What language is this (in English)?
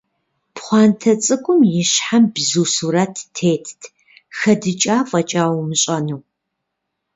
Kabardian